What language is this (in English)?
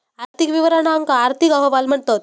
Marathi